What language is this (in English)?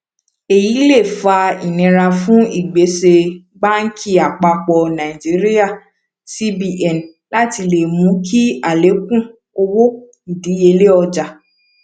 Yoruba